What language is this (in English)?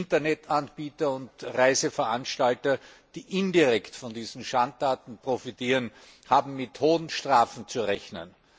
German